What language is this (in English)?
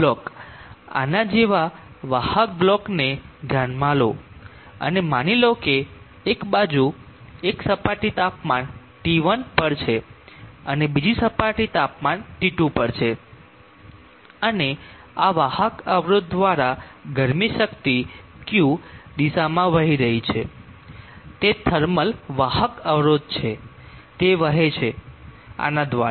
Gujarati